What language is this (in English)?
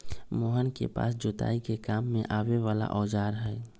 Magahi